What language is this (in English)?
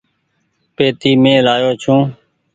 Goaria